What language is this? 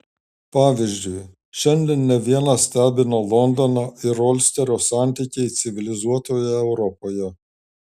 Lithuanian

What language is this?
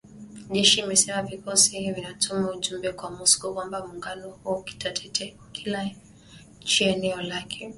Swahili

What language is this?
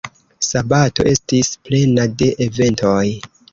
Esperanto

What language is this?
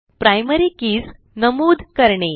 Marathi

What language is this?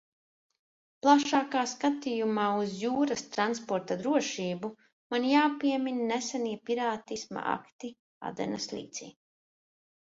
Latvian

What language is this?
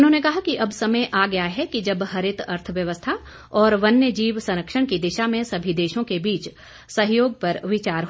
Hindi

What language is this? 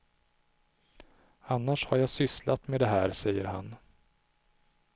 Swedish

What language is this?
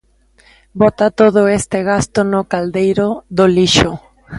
Galician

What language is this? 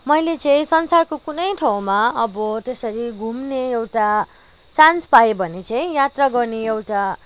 Nepali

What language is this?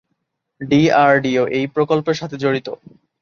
Bangla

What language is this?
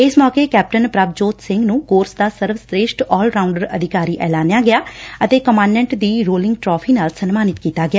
Punjabi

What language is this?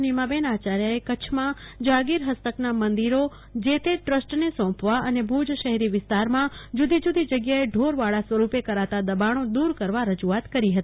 Gujarati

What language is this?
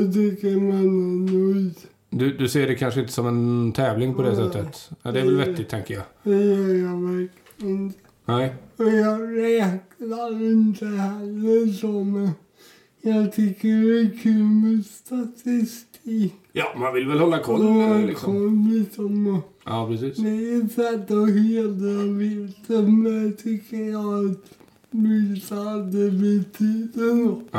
Swedish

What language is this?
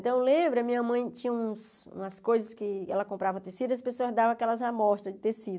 Portuguese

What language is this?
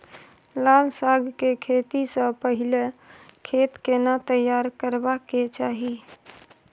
Maithili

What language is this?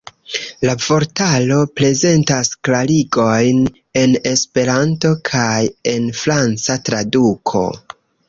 Esperanto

